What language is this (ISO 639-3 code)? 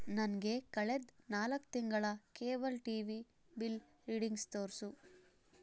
kan